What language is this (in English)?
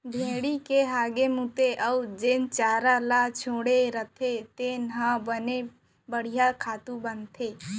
Chhattisgarhi